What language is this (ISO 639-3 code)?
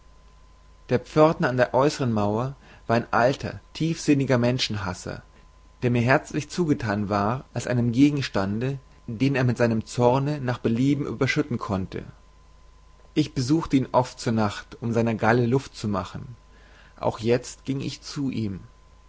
deu